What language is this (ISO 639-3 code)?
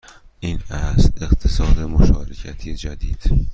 fas